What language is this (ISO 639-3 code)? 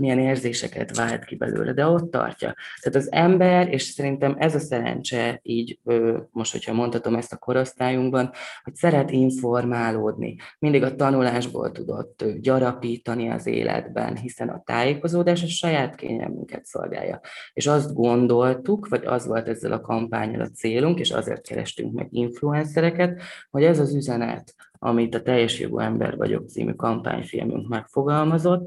hun